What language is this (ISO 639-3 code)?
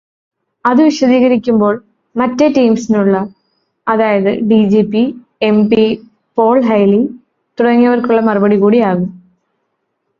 mal